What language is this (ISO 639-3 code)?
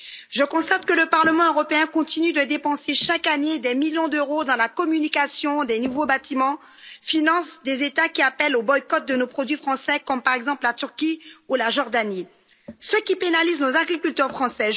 fra